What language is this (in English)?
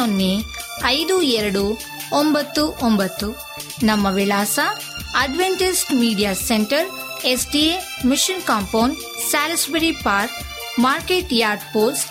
Kannada